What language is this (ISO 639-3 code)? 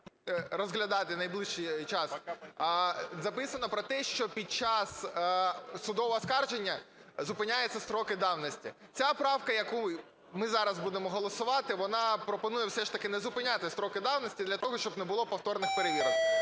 ukr